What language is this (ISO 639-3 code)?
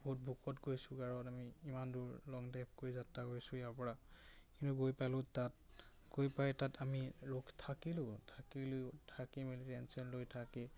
asm